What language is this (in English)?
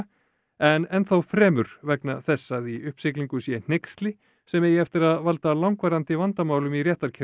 Icelandic